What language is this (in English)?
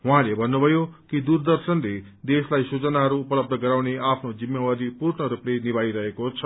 Nepali